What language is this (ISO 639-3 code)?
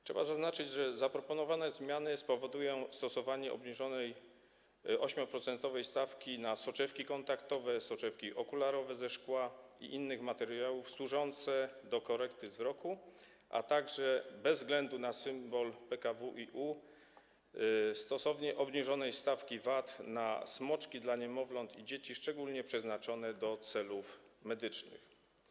pol